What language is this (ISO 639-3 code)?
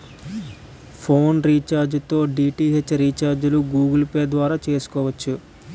tel